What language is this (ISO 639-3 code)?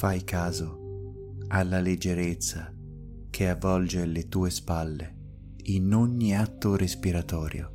ita